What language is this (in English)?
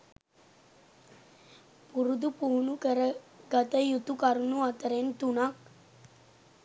Sinhala